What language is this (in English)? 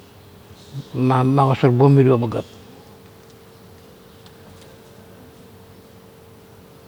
Kuot